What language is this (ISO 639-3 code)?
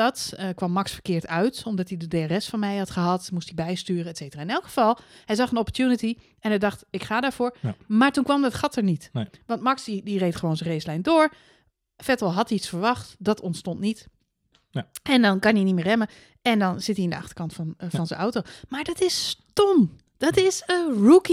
nld